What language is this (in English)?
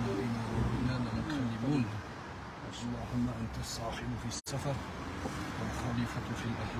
Turkish